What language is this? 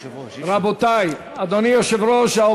Hebrew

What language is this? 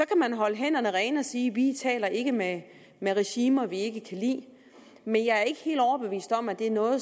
Danish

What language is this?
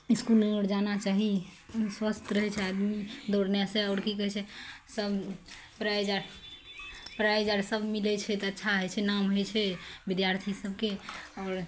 Maithili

